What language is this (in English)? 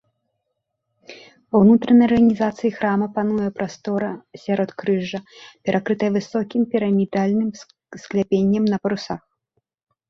Belarusian